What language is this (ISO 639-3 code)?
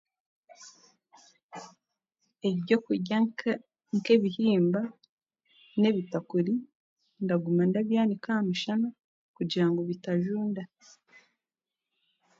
cgg